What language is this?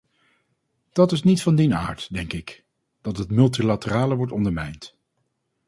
Dutch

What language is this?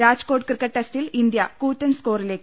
Malayalam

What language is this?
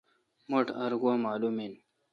Kalkoti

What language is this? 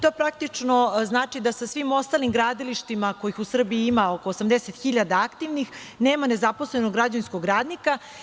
Serbian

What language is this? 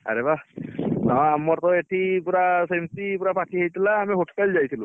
Odia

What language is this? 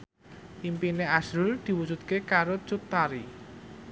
Javanese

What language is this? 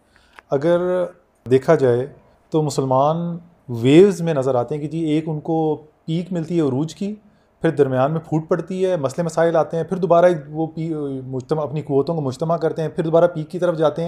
Urdu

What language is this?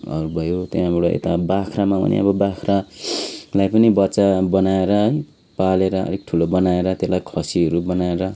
Nepali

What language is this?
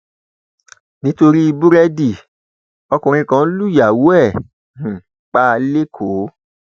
Yoruba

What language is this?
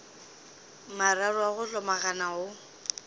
Northern Sotho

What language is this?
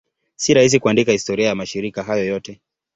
Swahili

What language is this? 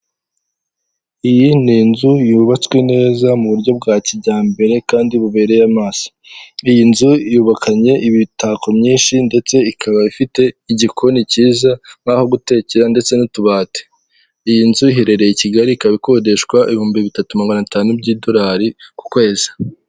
Kinyarwanda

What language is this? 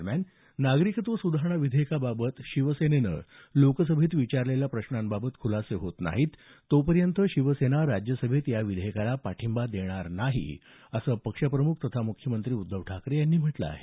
Marathi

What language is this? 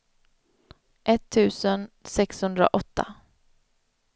Swedish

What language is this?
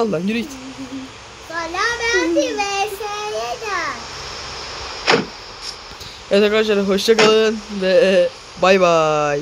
Turkish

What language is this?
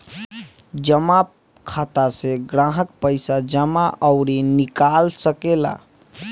Bhojpuri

